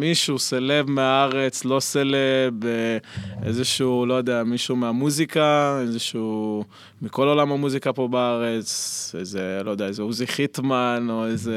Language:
Hebrew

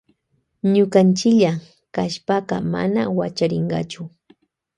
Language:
Loja Highland Quichua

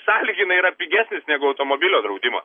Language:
Lithuanian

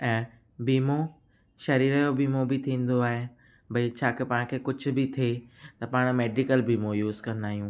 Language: Sindhi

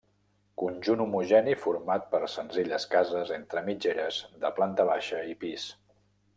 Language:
Catalan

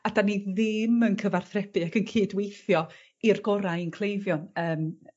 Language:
Welsh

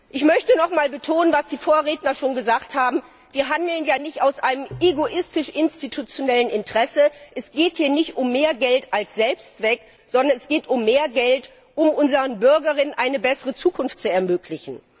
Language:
German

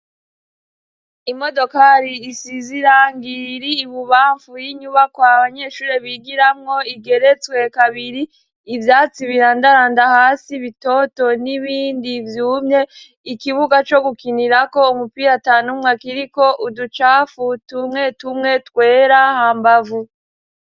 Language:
Rundi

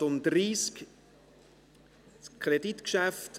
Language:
Swiss German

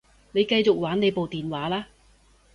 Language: Cantonese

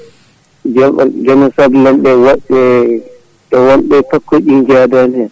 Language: Fula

